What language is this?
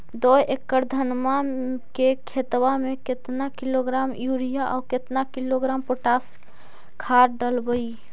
Magahi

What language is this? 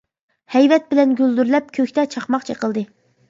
Uyghur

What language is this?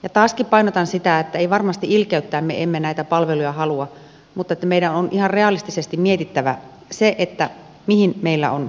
Finnish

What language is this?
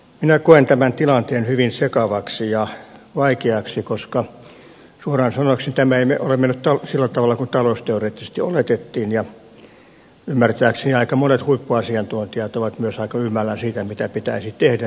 Finnish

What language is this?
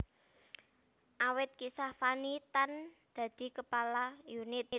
Javanese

